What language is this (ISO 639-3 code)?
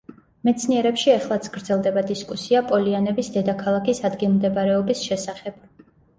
kat